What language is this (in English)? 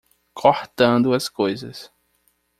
Portuguese